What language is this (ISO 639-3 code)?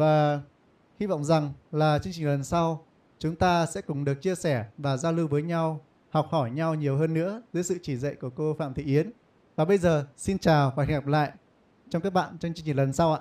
vie